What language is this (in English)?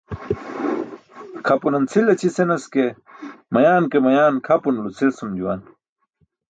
Burushaski